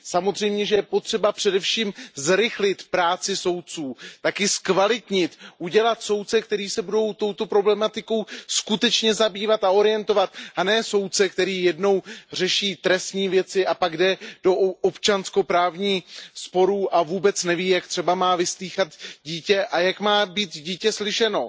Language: Czech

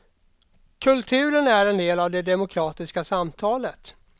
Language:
Swedish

